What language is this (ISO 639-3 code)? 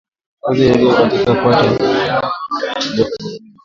swa